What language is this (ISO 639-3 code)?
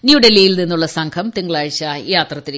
mal